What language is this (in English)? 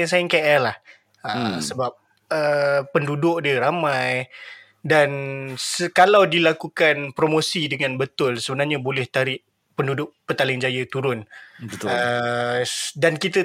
Malay